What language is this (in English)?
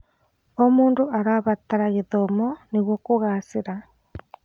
Kikuyu